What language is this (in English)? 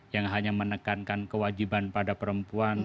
Indonesian